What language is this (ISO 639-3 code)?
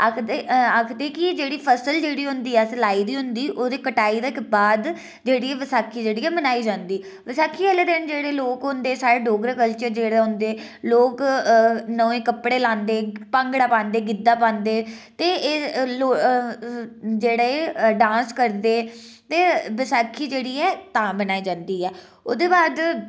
doi